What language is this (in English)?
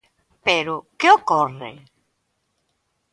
Galician